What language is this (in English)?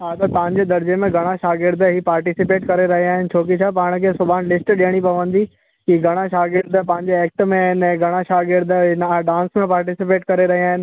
Sindhi